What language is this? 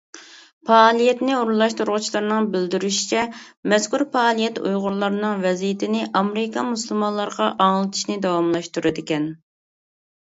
Uyghur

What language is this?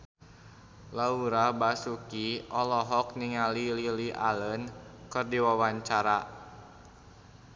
Sundanese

